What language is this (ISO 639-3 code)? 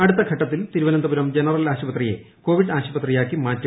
mal